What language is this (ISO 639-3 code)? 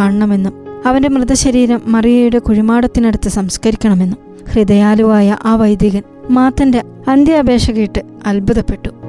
mal